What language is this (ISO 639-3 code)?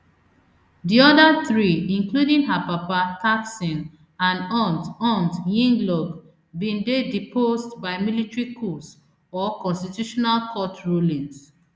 pcm